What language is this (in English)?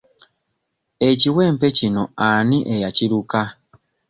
Ganda